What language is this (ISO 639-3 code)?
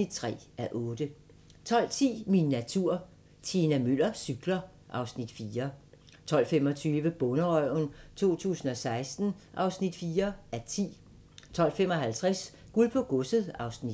dan